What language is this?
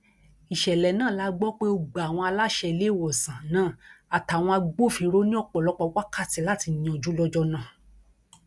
Yoruba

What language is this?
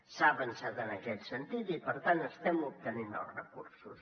Catalan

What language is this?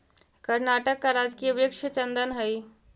Magahi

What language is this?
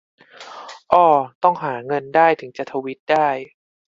Thai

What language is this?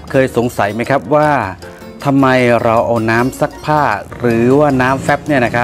Thai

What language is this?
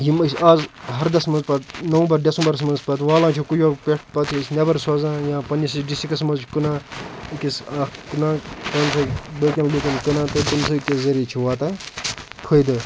Kashmiri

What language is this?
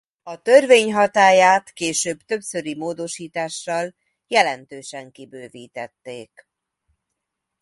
Hungarian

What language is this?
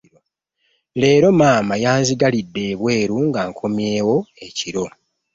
Ganda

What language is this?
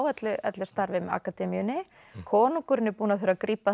Icelandic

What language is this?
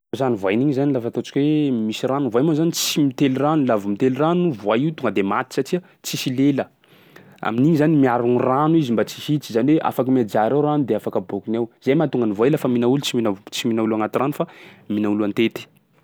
Sakalava Malagasy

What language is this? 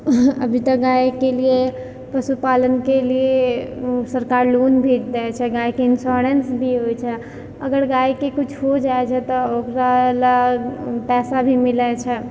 Maithili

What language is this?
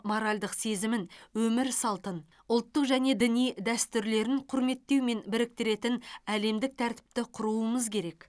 Kazakh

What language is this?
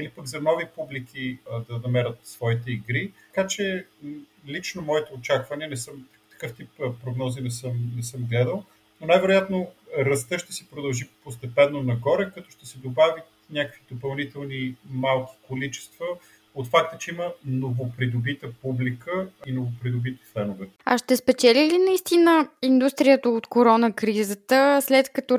Bulgarian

